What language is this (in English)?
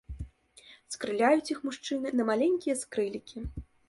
Belarusian